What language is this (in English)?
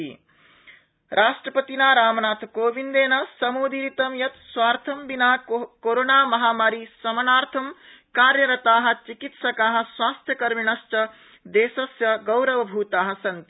Sanskrit